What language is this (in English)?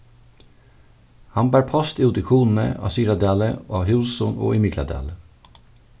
Faroese